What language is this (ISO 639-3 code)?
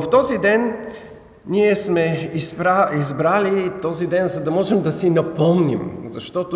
bul